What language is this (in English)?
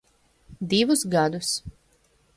Latvian